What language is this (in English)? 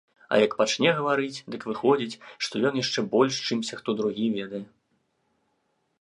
Belarusian